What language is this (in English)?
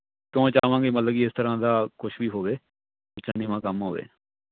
Punjabi